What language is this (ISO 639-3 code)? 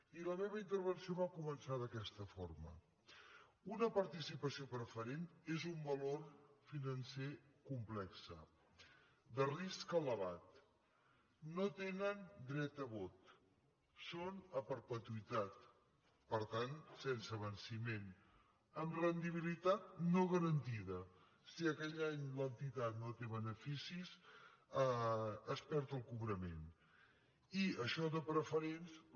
cat